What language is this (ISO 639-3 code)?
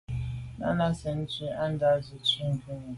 byv